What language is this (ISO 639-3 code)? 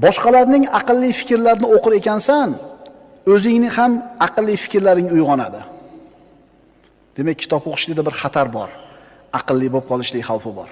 tur